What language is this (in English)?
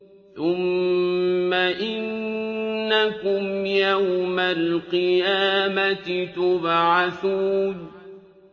Arabic